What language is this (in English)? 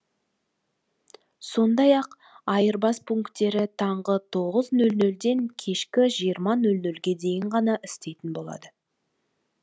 Kazakh